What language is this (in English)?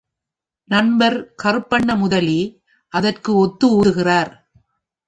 Tamil